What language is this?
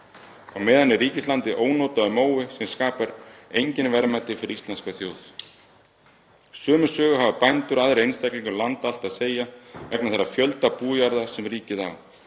Icelandic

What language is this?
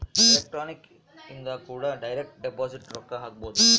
Kannada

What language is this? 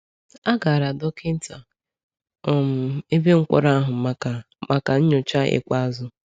Igbo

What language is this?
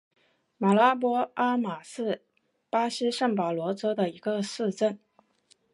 Chinese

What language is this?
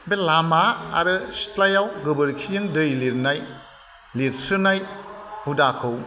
Bodo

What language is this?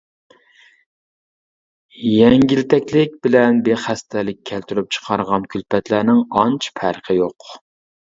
Uyghur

